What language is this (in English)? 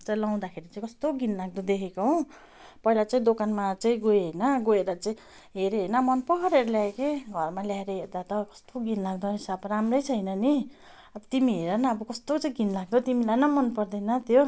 Nepali